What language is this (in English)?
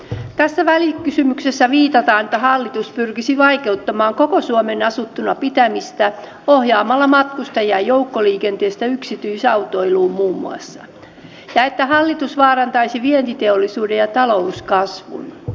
Finnish